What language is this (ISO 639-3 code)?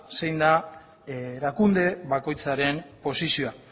eus